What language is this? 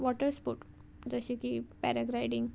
Konkani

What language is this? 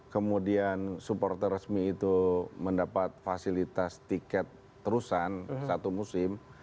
Indonesian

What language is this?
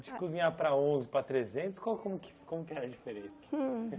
Portuguese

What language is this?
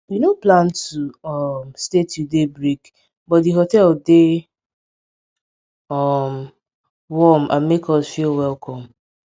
Nigerian Pidgin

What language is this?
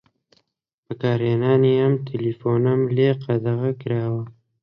Central Kurdish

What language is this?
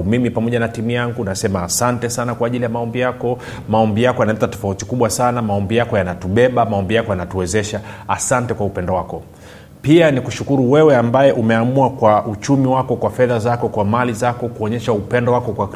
Swahili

